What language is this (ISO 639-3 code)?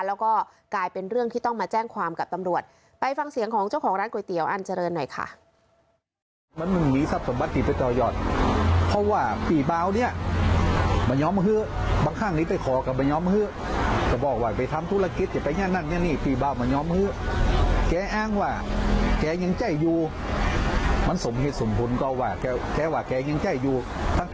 tha